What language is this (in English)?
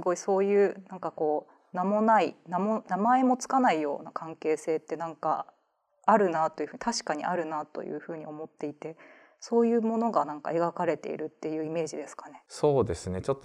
Japanese